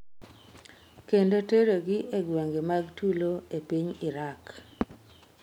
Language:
Luo (Kenya and Tanzania)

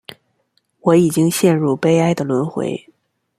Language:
Chinese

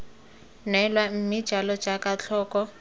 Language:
Tswana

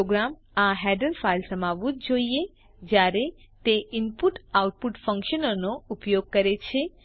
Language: Gujarati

